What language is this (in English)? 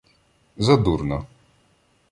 Ukrainian